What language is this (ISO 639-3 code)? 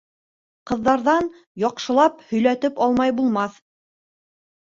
bak